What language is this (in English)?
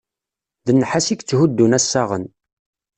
Kabyle